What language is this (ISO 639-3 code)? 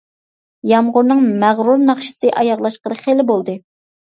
uig